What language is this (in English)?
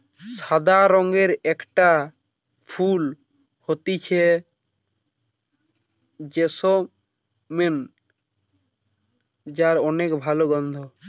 Bangla